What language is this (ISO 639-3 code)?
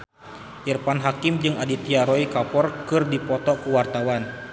sun